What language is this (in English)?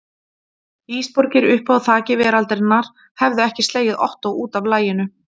Icelandic